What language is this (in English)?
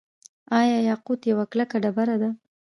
Pashto